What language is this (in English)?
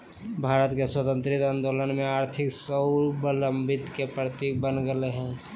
Magahi